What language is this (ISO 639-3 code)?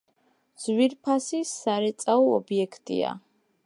kat